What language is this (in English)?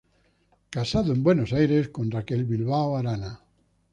Spanish